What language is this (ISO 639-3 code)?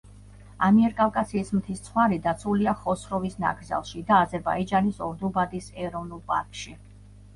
kat